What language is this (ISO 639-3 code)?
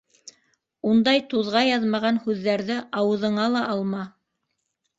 bak